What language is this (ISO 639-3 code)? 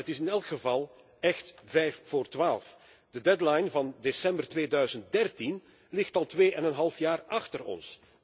nld